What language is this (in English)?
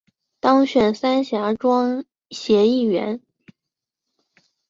Chinese